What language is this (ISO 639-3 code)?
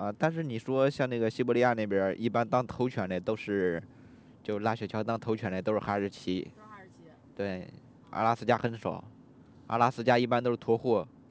zho